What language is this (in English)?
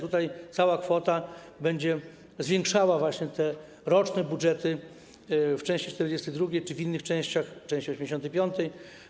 Polish